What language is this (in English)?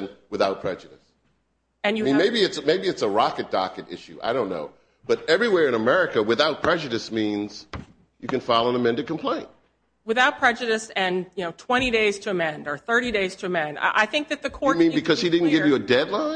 English